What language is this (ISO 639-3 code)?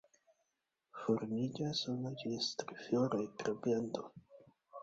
epo